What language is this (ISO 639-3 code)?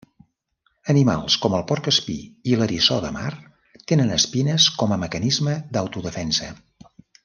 cat